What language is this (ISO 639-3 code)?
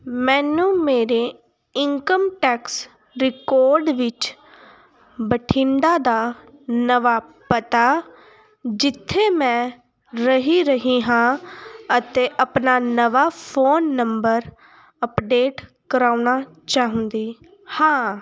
pan